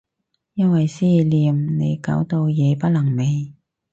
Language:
Cantonese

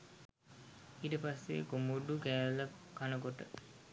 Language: Sinhala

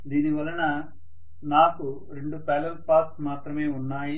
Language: Telugu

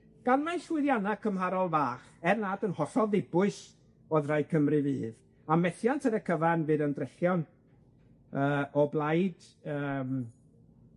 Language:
Welsh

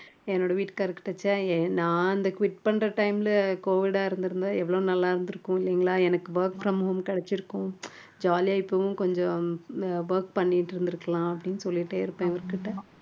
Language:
Tamil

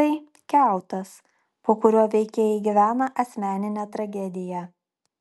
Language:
Lithuanian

